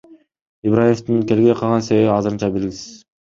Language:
Kyrgyz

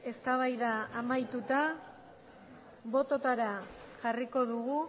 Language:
Basque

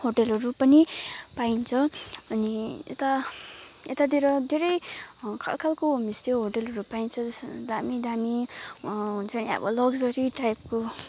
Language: Nepali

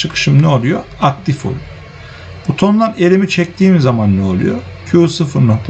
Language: Turkish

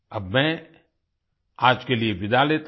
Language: Hindi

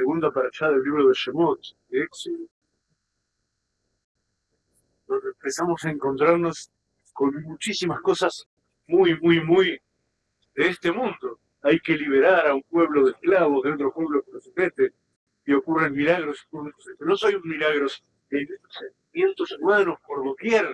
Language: Spanish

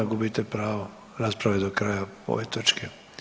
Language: Croatian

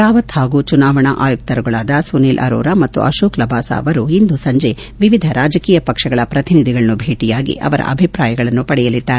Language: Kannada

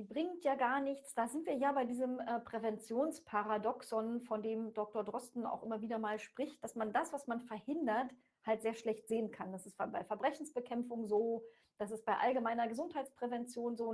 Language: German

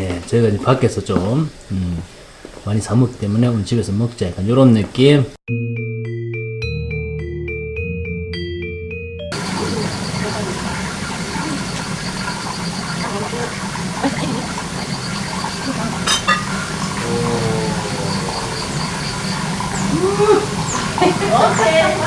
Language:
Korean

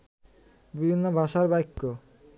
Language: Bangla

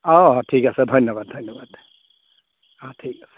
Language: Assamese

